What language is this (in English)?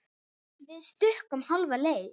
Icelandic